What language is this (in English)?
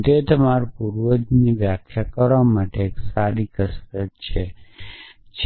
Gujarati